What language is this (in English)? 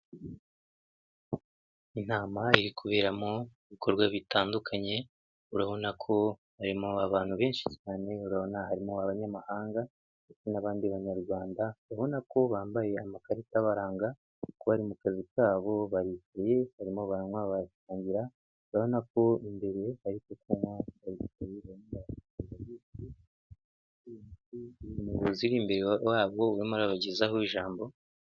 Kinyarwanda